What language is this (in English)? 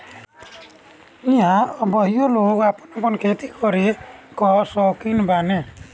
Bhojpuri